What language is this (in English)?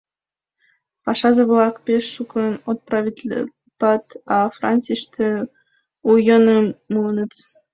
Mari